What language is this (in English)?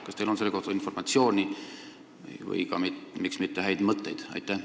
Estonian